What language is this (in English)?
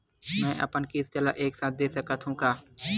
Chhattisgarhi